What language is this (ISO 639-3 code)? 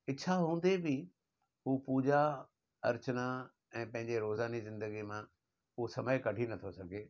snd